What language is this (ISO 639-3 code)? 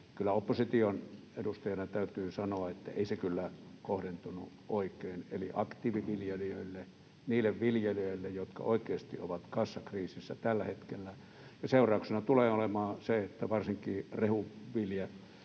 fin